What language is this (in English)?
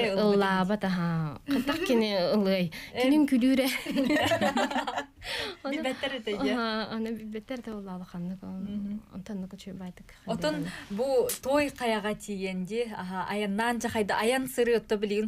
Turkish